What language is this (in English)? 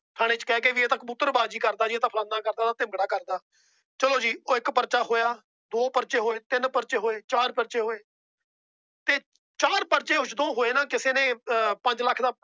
Punjabi